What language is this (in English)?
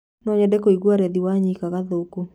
Kikuyu